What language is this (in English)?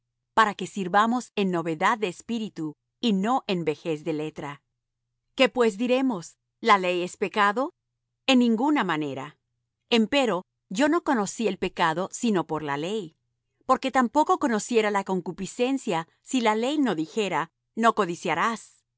Spanish